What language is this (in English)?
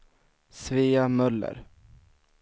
Swedish